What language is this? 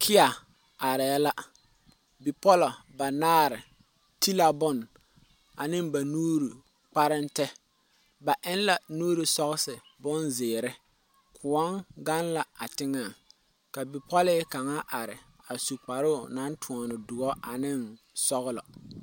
Southern Dagaare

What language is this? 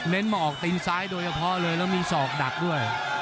Thai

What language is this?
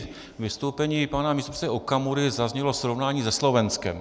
Czech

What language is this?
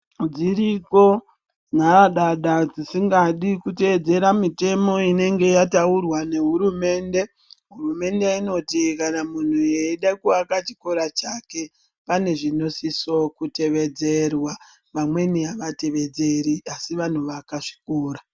Ndau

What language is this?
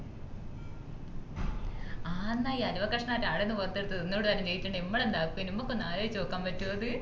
Malayalam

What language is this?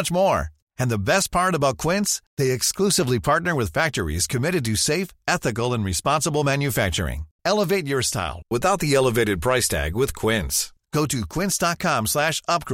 Swedish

